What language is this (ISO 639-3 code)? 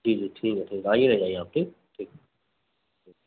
urd